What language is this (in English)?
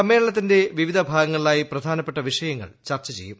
Malayalam